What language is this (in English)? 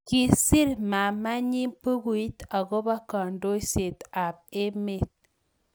Kalenjin